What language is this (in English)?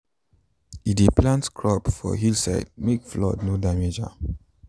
Nigerian Pidgin